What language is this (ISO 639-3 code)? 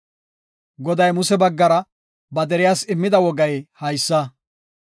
gof